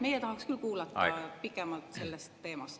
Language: Estonian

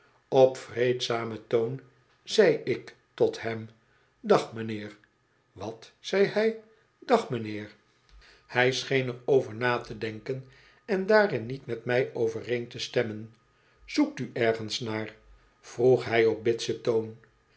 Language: Dutch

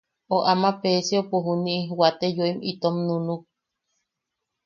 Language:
Yaqui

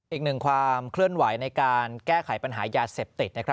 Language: Thai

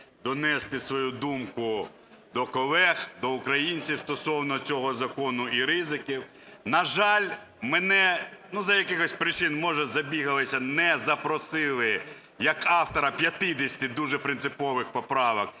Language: Ukrainian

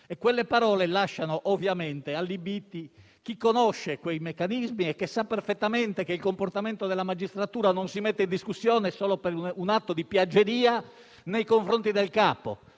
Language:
Italian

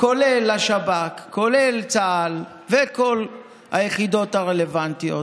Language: Hebrew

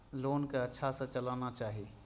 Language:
Maithili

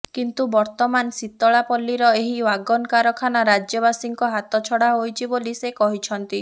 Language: Odia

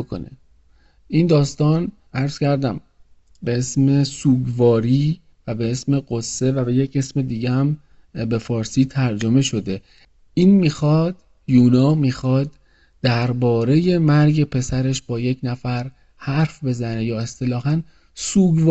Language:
Persian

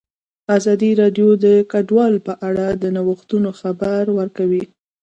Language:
Pashto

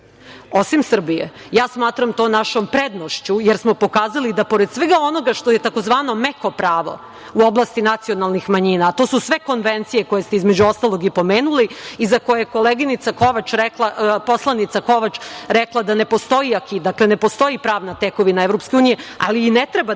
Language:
Serbian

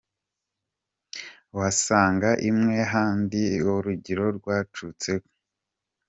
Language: Kinyarwanda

